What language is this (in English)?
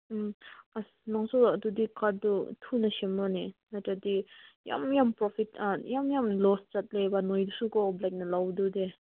Manipuri